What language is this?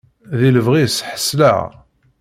Kabyle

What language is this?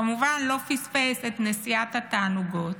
Hebrew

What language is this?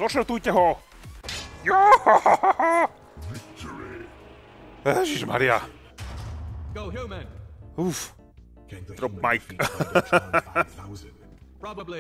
Slovak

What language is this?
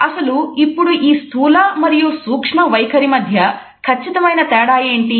Telugu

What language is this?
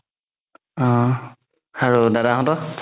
Assamese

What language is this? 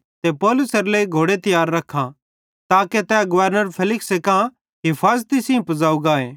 Bhadrawahi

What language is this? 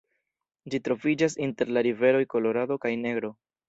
Esperanto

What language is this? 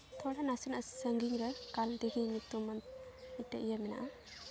Santali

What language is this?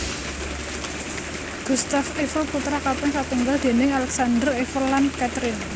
Javanese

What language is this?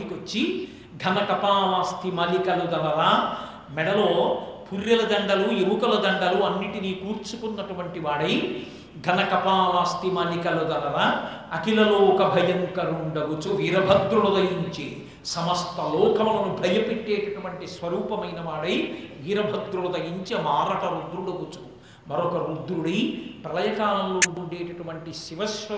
Telugu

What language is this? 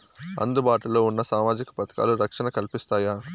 Telugu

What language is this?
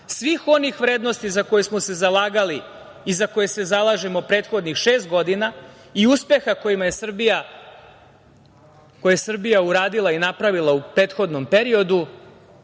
Serbian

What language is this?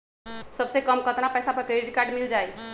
Magahi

